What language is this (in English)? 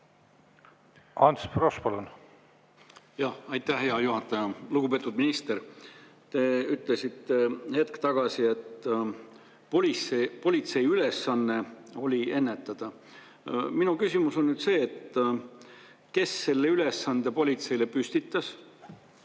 Estonian